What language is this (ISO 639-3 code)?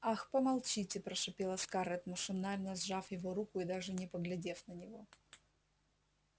rus